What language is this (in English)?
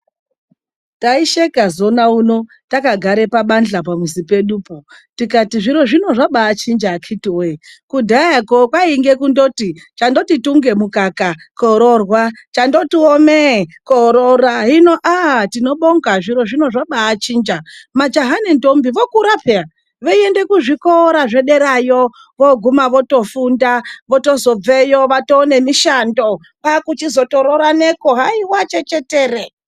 Ndau